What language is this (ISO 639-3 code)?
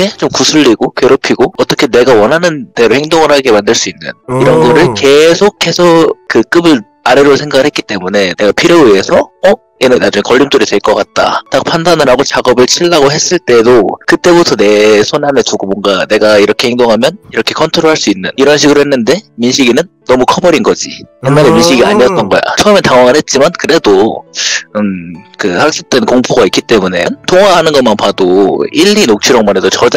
kor